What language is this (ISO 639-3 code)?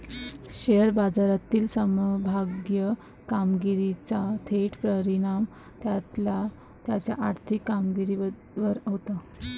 mar